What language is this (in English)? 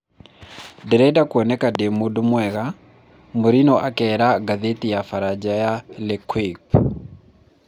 Kikuyu